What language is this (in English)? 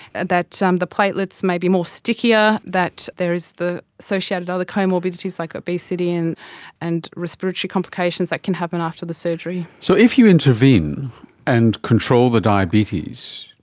English